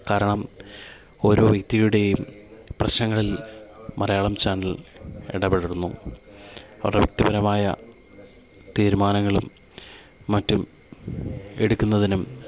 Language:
Malayalam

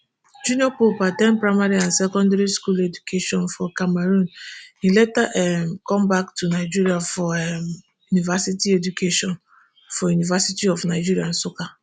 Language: Nigerian Pidgin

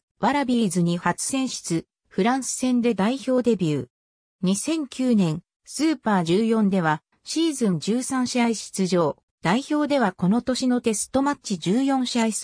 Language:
Japanese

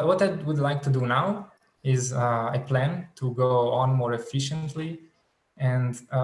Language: English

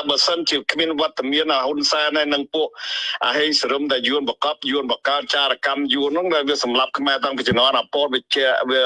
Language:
Vietnamese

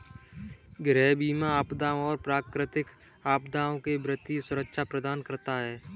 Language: Hindi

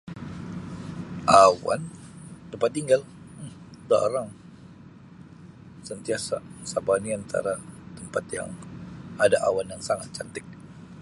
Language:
Sabah Malay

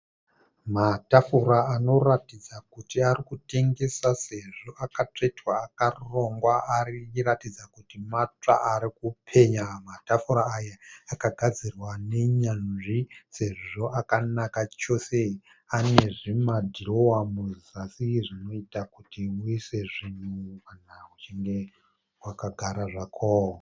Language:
Shona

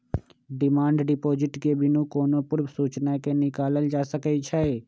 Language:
Magahi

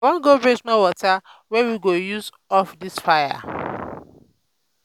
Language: Nigerian Pidgin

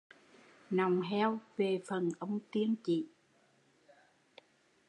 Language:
Vietnamese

